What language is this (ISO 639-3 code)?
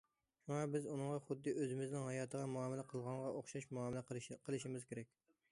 uig